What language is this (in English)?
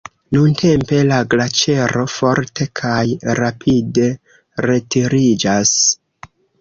Esperanto